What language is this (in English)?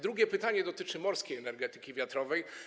Polish